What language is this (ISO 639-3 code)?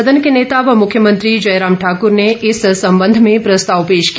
hin